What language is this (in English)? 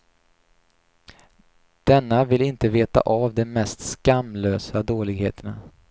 Swedish